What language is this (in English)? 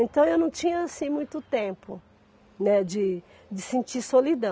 Portuguese